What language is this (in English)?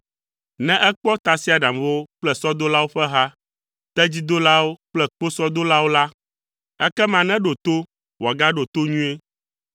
Ewe